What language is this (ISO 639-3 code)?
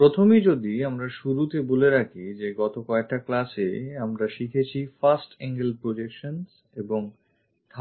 ben